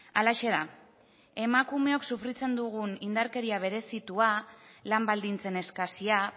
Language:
Basque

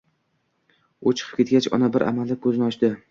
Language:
Uzbek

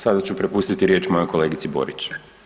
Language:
Croatian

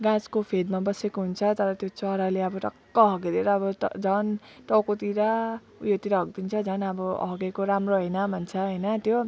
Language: Nepali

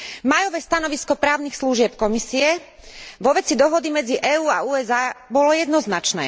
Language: Slovak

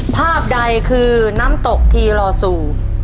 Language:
Thai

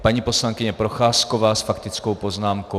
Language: Czech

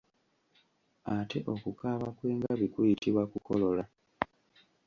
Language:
Ganda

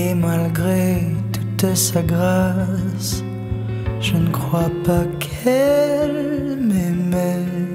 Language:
French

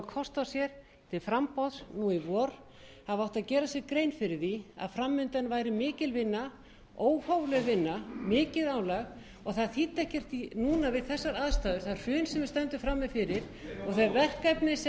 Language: Icelandic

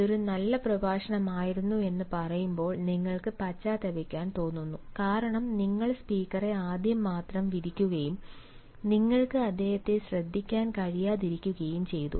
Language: Malayalam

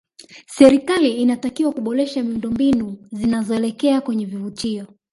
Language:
Swahili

